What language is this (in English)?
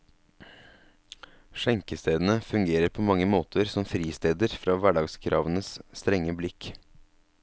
Norwegian